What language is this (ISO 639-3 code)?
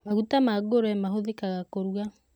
kik